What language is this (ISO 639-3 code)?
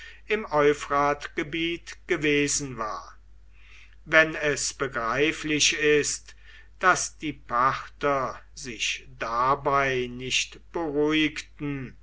deu